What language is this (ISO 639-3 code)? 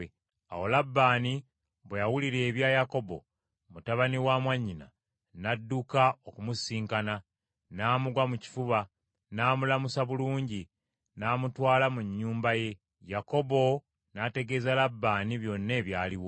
lug